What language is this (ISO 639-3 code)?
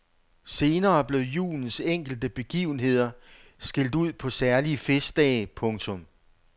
dan